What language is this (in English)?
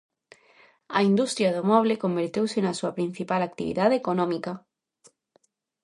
Galician